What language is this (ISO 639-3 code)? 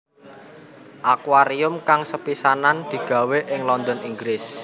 jav